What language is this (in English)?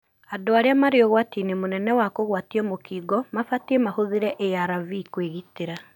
Kikuyu